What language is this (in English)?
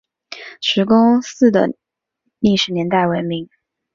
Chinese